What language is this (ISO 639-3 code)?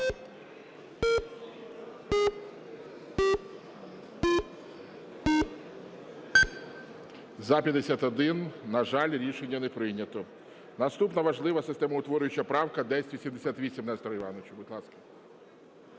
ukr